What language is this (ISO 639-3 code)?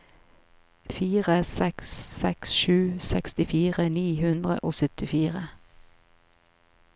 nor